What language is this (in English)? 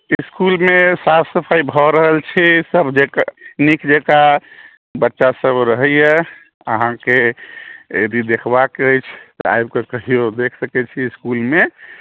Maithili